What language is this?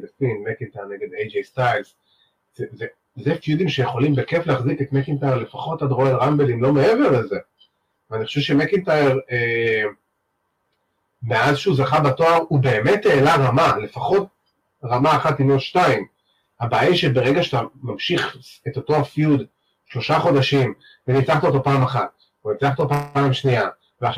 Hebrew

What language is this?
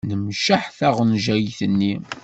Kabyle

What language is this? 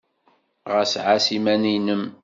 Kabyle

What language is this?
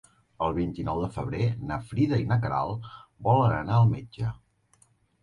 Catalan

